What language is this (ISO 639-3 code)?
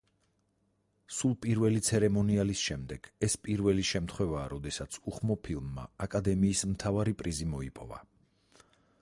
kat